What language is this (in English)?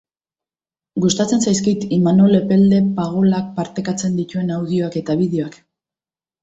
Basque